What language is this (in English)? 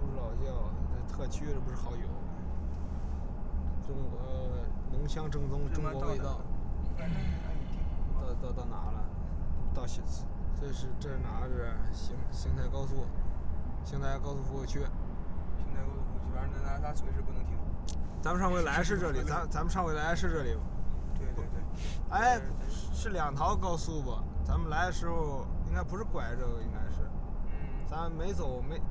Chinese